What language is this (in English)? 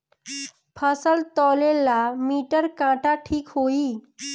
Bhojpuri